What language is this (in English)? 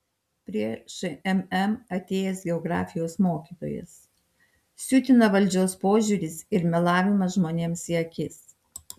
Lithuanian